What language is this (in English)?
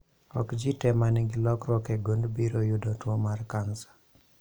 Luo (Kenya and Tanzania)